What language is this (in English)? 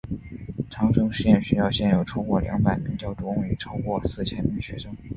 Chinese